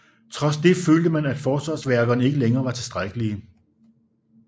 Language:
Danish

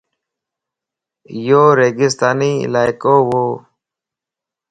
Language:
Lasi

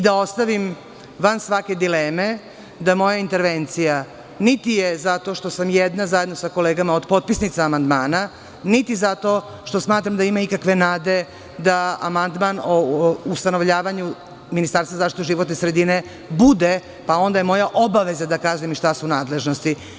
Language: Serbian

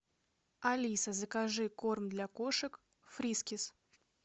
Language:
Russian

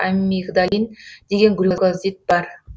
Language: Kazakh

